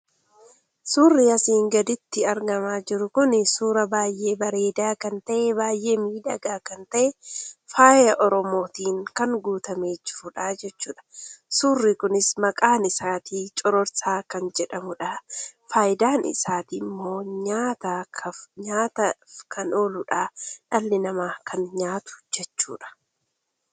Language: Oromo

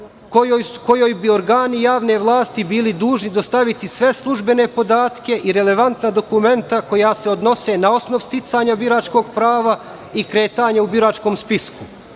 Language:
Serbian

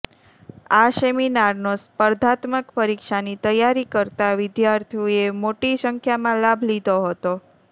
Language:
Gujarati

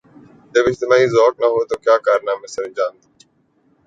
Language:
Urdu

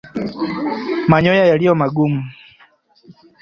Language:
Swahili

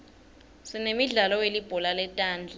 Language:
Swati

